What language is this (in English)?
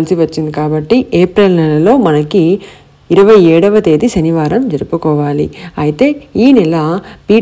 Telugu